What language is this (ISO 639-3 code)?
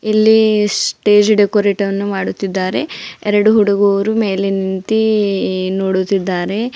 kan